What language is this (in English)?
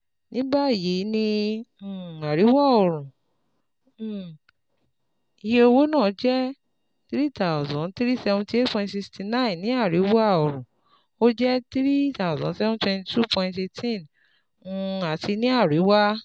Yoruba